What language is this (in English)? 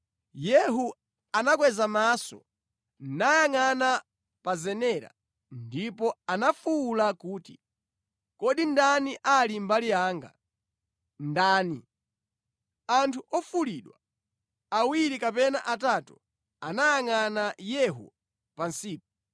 Nyanja